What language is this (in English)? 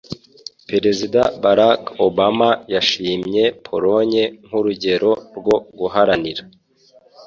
Kinyarwanda